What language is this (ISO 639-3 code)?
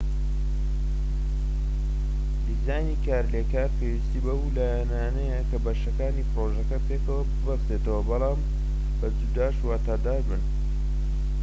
ckb